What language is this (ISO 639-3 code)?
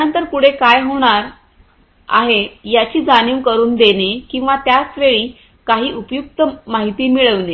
mar